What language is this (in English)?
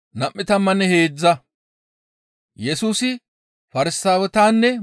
Gamo